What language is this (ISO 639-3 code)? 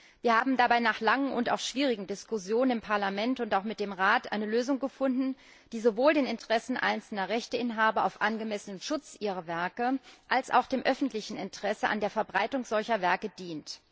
deu